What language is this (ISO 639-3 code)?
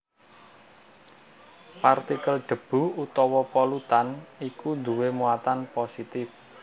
jav